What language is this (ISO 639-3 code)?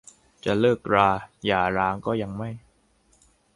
tha